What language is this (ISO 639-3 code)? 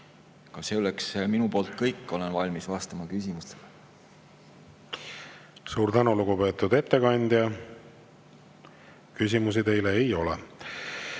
est